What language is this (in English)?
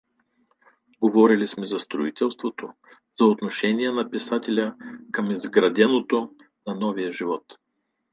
Bulgarian